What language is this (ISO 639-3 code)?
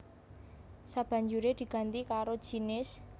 jav